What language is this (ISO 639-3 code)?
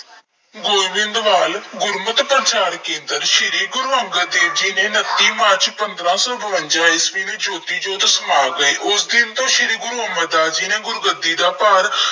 pan